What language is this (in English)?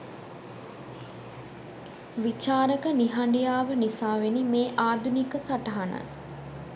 Sinhala